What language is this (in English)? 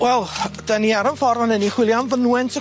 Welsh